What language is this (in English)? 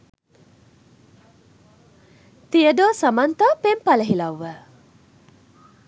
Sinhala